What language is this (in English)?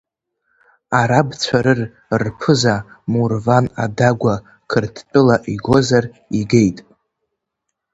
Abkhazian